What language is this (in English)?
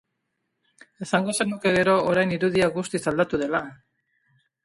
Basque